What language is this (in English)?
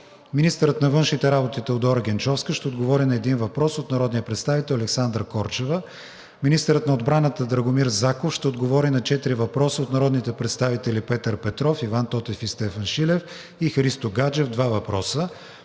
Bulgarian